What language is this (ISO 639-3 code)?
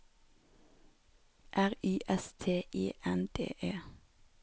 nor